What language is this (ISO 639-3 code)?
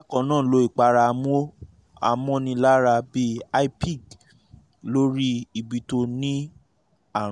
yor